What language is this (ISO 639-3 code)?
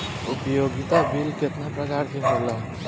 bho